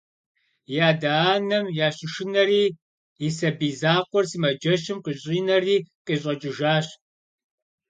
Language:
Kabardian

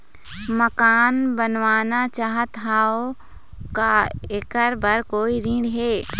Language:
Chhattisgarhi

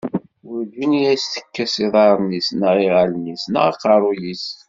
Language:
Kabyle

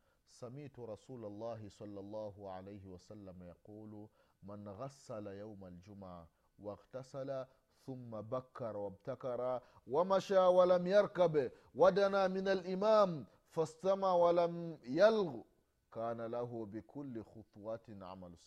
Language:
Swahili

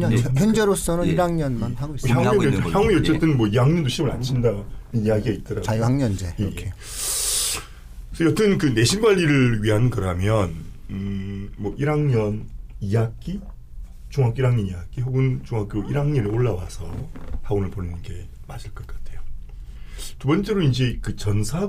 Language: Korean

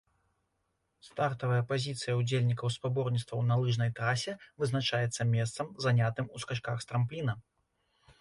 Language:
Belarusian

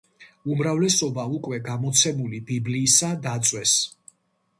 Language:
Georgian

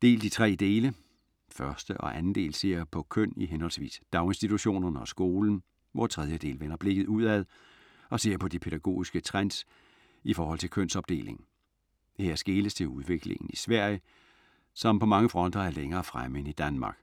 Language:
Danish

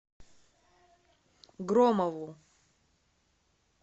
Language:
Russian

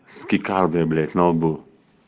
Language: Russian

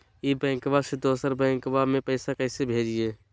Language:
Magahi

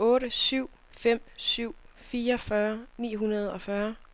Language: Danish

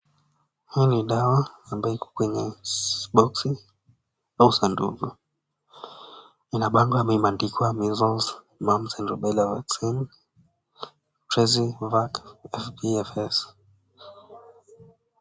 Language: Swahili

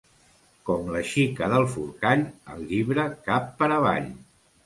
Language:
Catalan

